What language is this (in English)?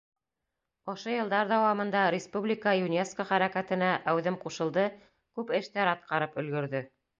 Bashkir